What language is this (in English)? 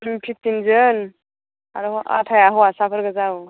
Bodo